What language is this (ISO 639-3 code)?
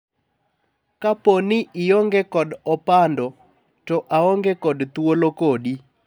luo